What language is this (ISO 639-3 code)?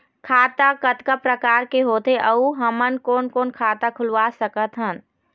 hne